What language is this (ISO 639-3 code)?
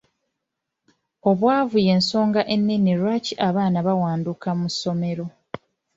lug